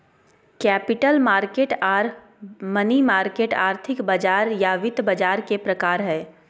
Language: Magahi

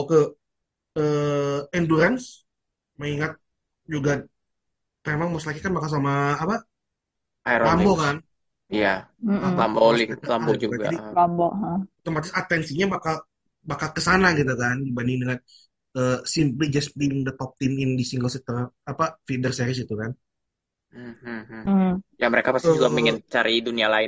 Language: Indonesian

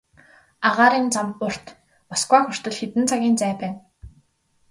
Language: Mongolian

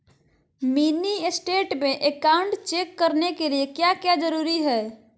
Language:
Magahi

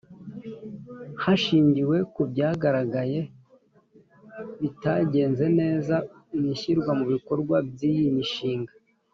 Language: Kinyarwanda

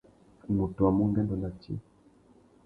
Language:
Tuki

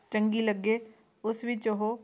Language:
Punjabi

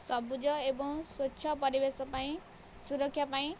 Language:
Odia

